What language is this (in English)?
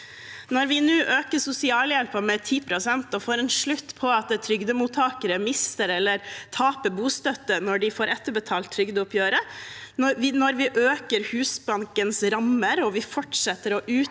Norwegian